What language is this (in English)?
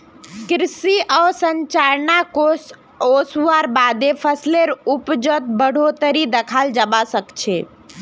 Magahi